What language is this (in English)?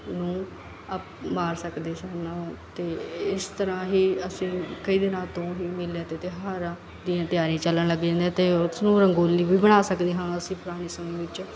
Punjabi